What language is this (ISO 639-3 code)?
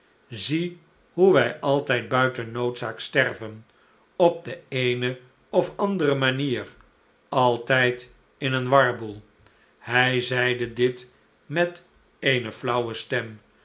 nld